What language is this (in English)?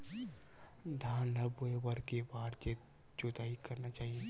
Chhattisgarhi